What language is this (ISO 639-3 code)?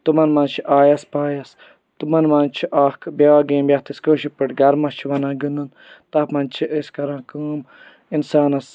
kas